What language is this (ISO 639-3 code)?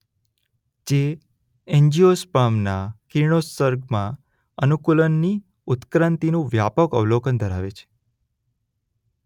guj